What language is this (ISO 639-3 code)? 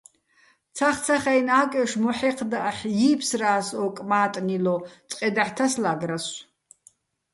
bbl